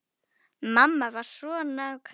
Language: Icelandic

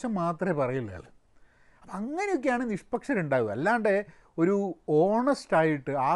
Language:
Malayalam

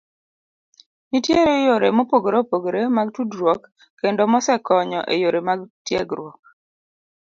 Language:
Luo (Kenya and Tanzania)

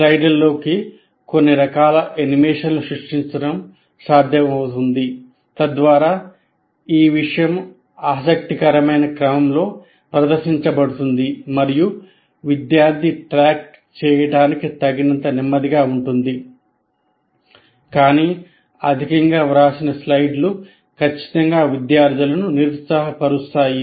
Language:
Telugu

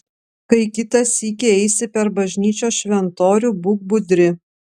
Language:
Lithuanian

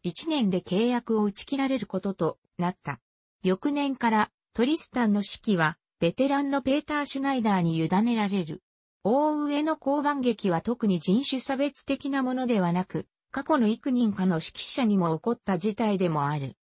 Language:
Japanese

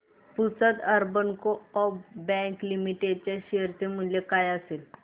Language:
Marathi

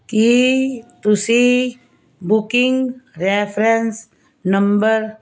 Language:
Punjabi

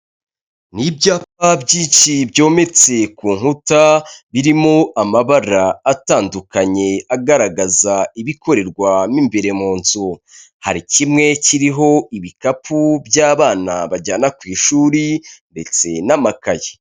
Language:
Kinyarwanda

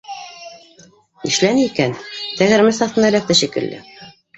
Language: Bashkir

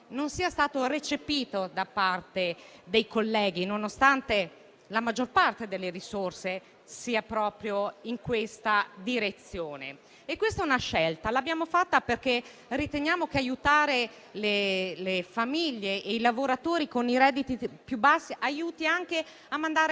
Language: Italian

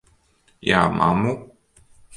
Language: Latvian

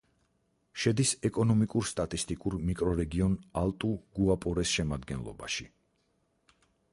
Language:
Georgian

